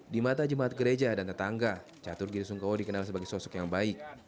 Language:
Indonesian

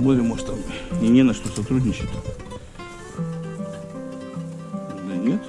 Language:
Russian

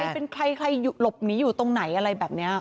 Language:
Thai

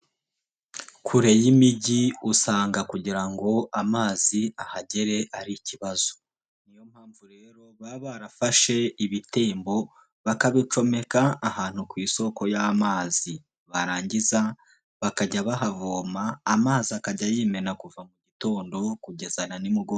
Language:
Kinyarwanda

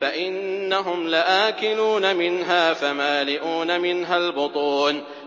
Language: Arabic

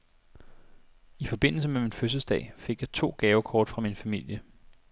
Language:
Danish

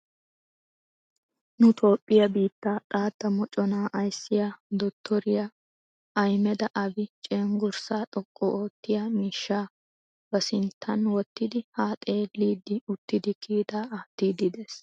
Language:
Wolaytta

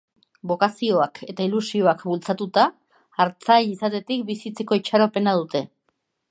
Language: Basque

